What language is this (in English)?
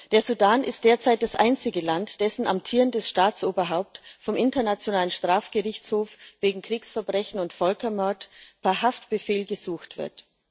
German